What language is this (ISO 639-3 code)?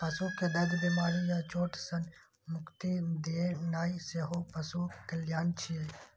mai